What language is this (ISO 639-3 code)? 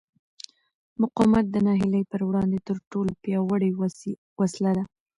pus